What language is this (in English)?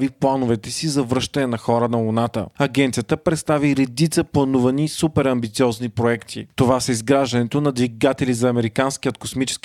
Bulgarian